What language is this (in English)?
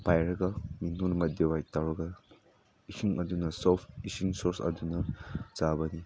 Manipuri